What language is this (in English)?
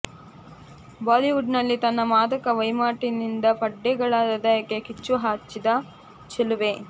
Kannada